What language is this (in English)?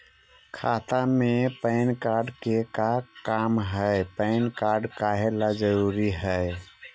Magahi